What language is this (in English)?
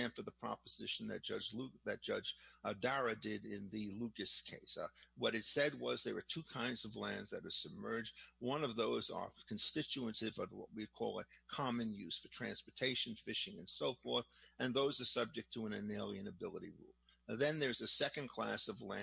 English